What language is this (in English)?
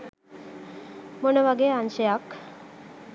Sinhala